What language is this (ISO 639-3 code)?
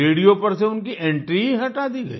hin